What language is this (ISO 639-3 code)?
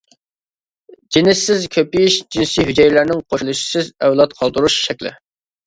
uig